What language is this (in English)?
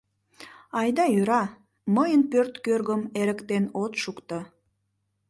Mari